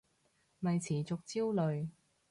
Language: Cantonese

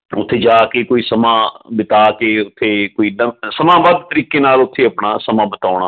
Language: Punjabi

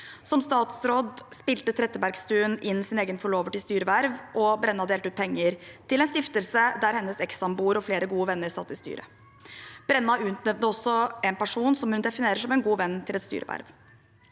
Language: Norwegian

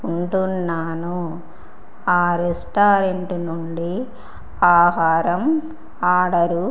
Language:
Telugu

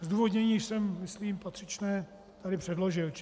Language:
Czech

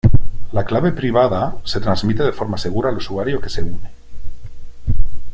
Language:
Spanish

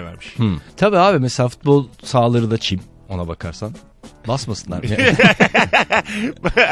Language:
Turkish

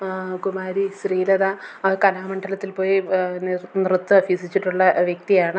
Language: Malayalam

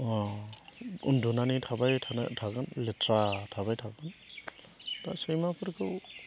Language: Bodo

